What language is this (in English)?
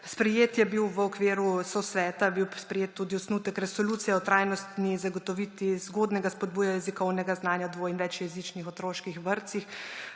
Slovenian